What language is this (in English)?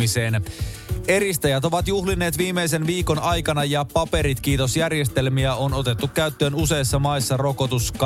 Finnish